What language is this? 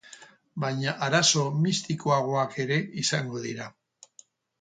Basque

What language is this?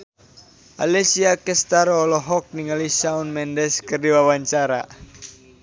Sundanese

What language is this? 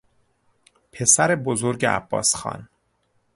Persian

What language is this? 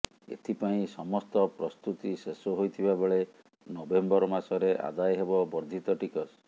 Odia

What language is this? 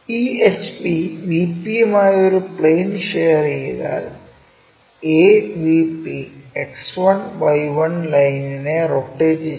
Malayalam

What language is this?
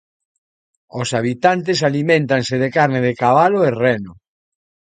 Galician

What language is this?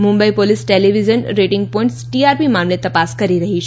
Gujarati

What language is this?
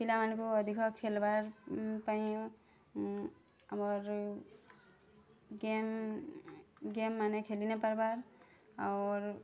Odia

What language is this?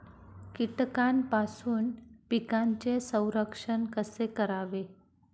Marathi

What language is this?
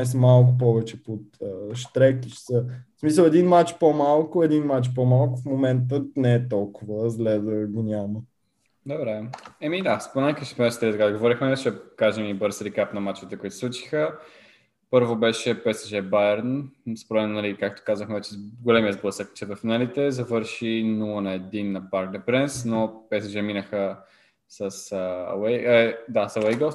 Bulgarian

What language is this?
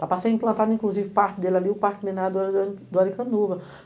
Portuguese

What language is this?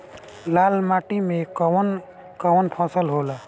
Bhojpuri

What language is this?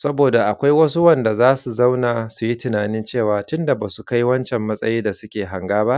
Hausa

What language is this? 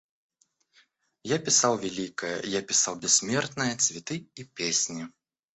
Russian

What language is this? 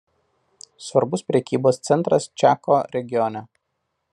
Lithuanian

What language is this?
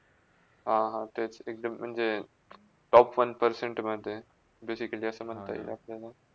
Marathi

